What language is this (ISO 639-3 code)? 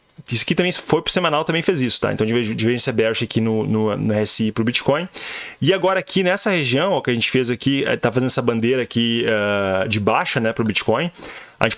por